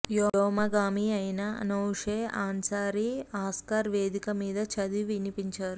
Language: Telugu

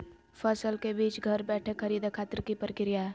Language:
Magahi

